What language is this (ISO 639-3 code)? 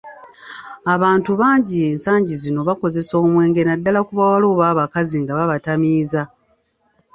lug